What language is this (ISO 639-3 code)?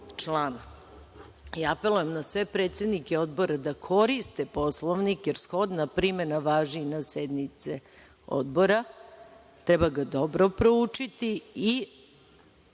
srp